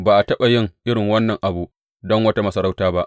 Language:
Hausa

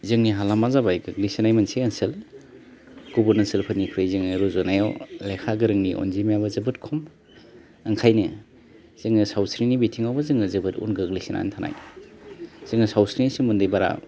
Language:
Bodo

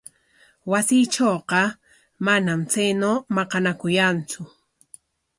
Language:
Corongo Ancash Quechua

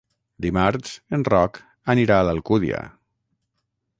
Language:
Catalan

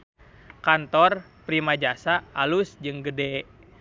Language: Sundanese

